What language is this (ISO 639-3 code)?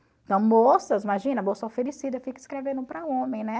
por